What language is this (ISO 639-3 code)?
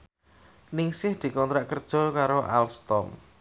jav